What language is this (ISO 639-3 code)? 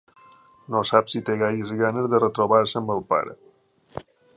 cat